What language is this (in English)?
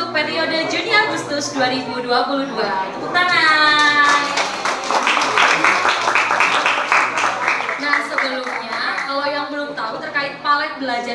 Indonesian